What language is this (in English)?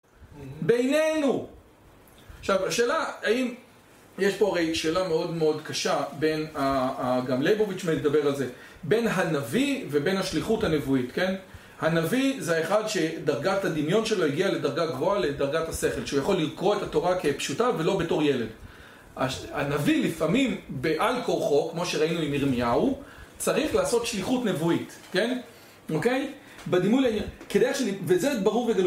Hebrew